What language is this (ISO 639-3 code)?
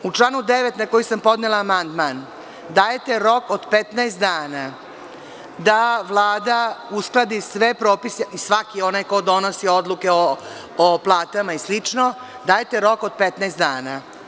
srp